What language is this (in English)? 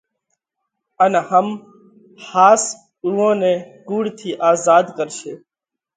Parkari Koli